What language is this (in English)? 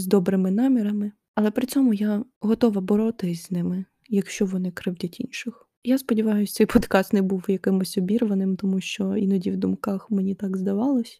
Ukrainian